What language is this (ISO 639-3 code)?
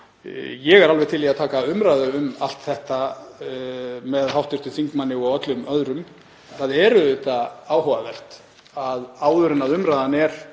isl